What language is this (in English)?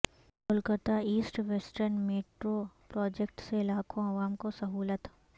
Urdu